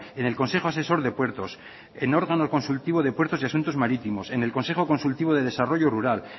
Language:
Spanish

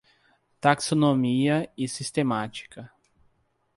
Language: Portuguese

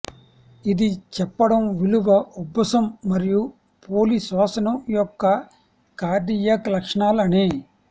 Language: Telugu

